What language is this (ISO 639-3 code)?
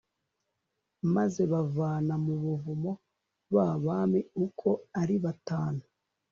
kin